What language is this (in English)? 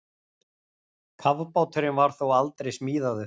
Icelandic